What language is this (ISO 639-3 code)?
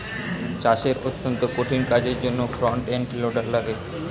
ben